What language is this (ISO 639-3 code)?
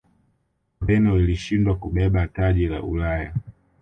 swa